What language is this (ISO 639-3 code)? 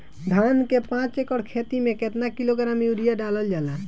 bho